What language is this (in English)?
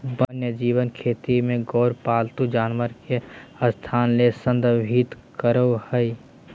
Magahi